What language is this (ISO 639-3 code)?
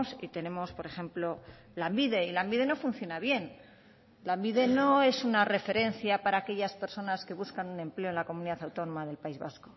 spa